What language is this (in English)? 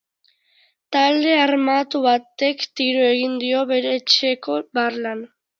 Basque